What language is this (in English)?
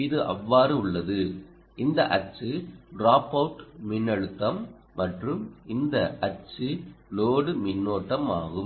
Tamil